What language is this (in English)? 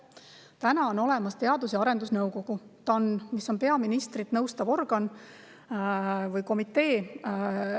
Estonian